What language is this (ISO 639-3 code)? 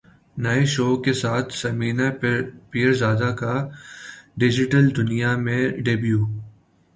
urd